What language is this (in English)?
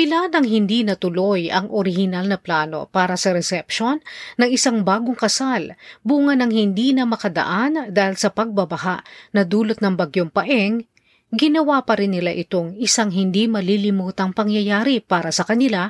Filipino